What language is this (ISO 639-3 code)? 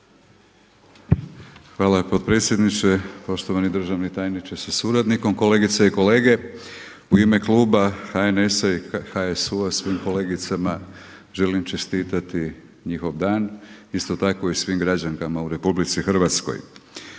hrv